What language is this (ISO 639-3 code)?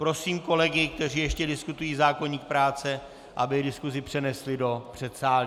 ces